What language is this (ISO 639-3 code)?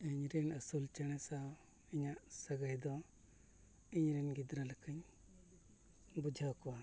sat